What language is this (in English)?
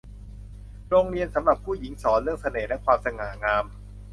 Thai